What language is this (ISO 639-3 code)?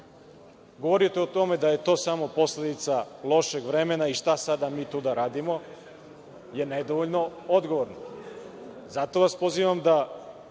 srp